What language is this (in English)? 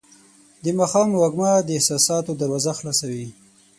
Pashto